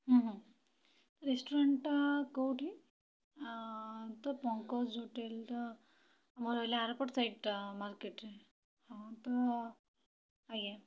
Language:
Odia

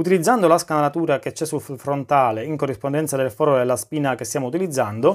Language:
Italian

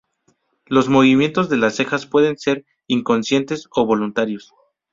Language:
Spanish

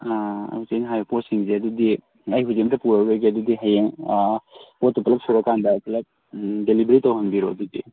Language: Manipuri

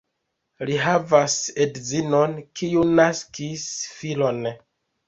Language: Esperanto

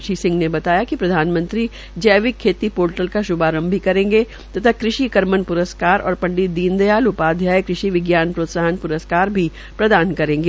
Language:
Hindi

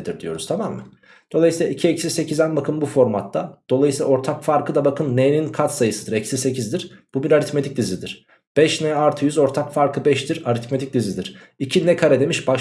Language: Turkish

